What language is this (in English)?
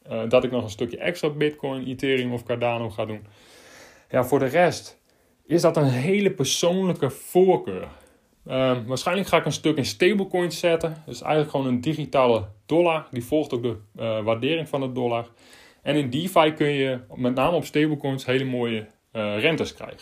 Dutch